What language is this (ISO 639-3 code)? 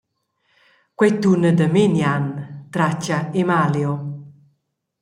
roh